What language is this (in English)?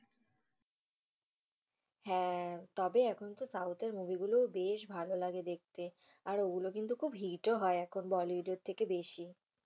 Bangla